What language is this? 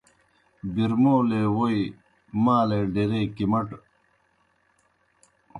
Kohistani Shina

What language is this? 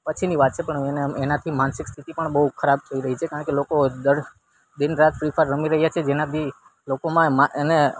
Gujarati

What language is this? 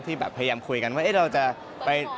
Thai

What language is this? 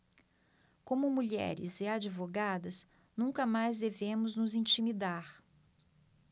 Portuguese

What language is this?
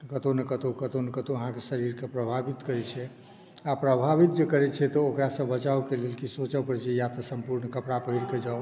Maithili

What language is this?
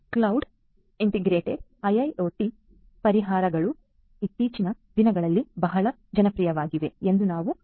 Kannada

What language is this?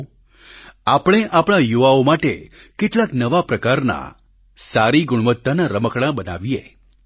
Gujarati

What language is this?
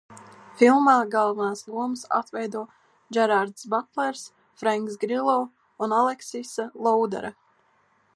Latvian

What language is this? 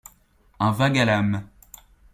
French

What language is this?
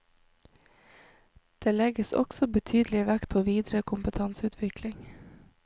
Norwegian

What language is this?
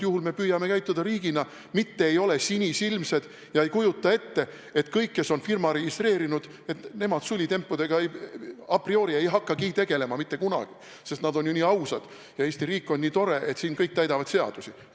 Estonian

